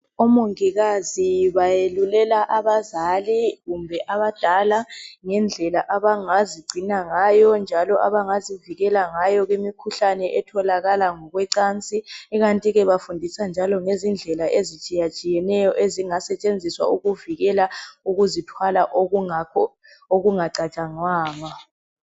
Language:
North Ndebele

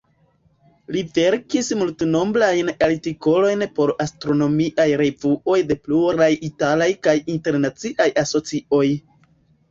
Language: Esperanto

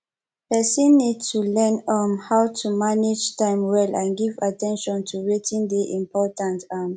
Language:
Nigerian Pidgin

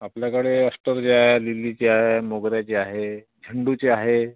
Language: Marathi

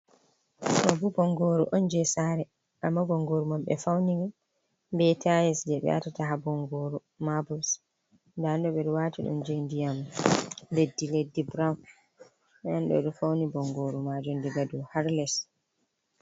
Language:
Fula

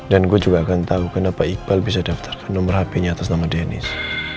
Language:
Indonesian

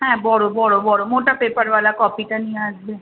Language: Bangla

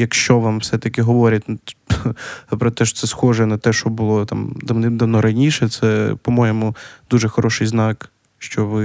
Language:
Ukrainian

